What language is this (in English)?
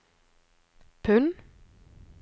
Norwegian